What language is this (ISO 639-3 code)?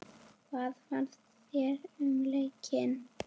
isl